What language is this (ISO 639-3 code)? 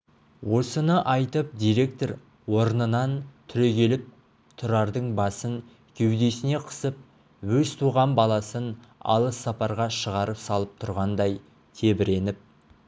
kaz